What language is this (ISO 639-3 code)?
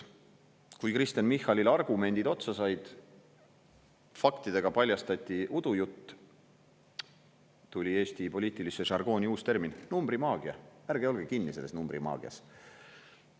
est